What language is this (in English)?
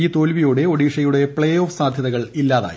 Malayalam